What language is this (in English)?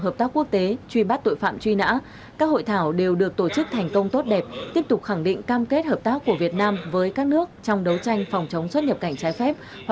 Vietnamese